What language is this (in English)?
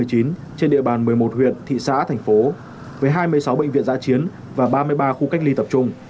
Vietnamese